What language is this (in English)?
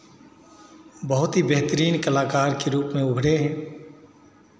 Hindi